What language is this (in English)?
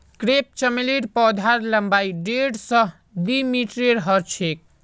Magahi